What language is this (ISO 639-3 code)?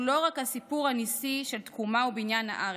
heb